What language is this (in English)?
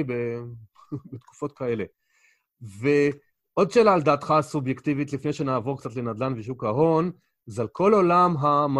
Hebrew